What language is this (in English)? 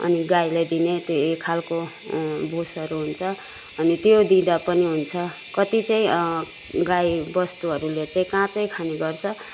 Nepali